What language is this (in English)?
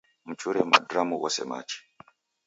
Taita